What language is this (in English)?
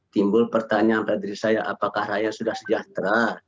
Indonesian